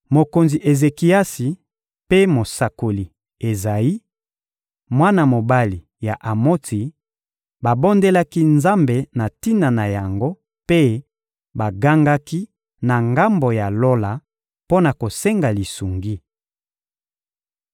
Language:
Lingala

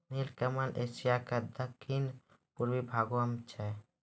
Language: Maithili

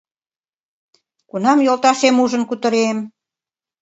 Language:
Mari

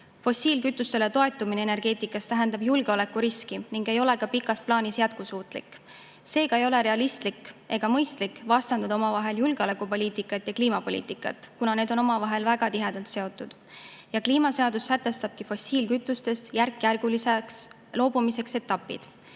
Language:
Estonian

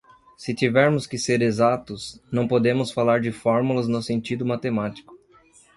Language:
Portuguese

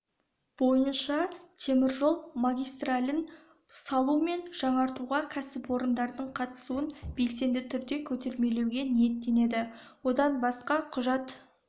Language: Kazakh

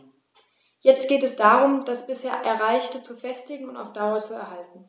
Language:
German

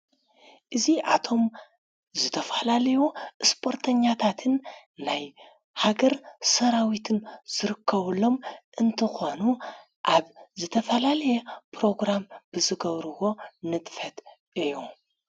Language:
Tigrinya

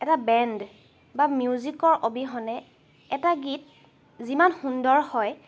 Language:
Assamese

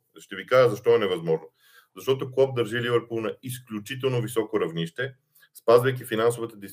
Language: Bulgarian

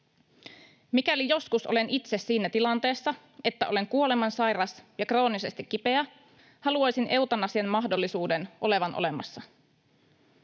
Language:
Finnish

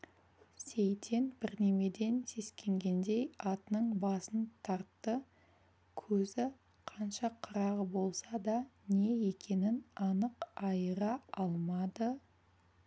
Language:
Kazakh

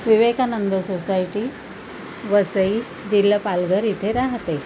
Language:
Marathi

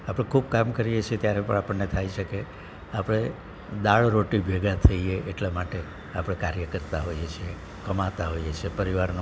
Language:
Gujarati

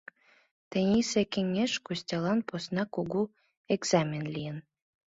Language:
Mari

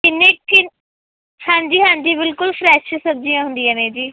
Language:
Punjabi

